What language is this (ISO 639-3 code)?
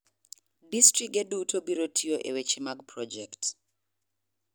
luo